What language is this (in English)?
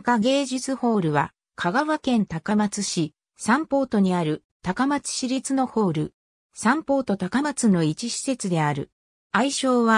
Japanese